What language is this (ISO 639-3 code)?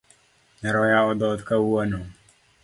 luo